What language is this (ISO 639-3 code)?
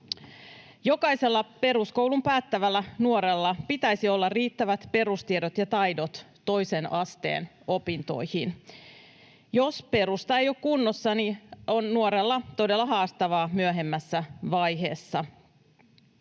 fin